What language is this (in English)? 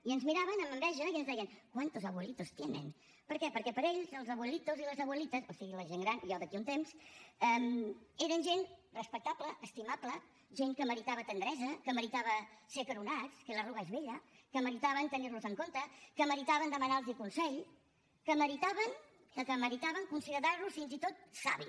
Catalan